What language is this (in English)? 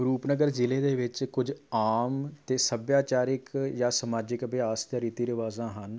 Punjabi